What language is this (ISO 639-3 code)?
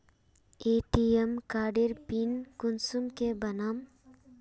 mag